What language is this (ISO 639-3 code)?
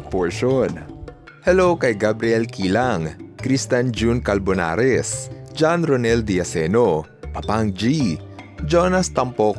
fil